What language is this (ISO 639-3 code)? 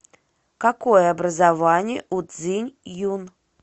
rus